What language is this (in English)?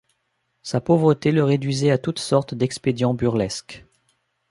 French